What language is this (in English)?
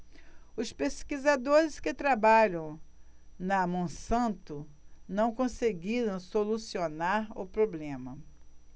Portuguese